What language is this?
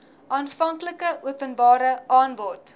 Afrikaans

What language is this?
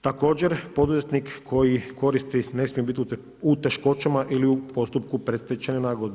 Croatian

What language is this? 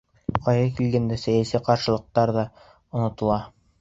Bashkir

